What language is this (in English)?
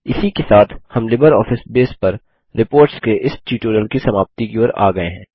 Hindi